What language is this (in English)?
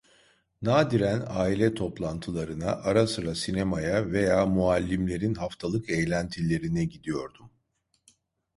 Turkish